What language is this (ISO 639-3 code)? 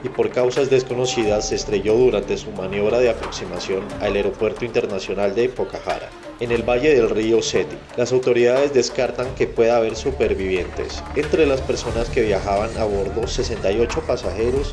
spa